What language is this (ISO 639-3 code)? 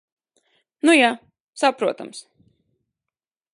lav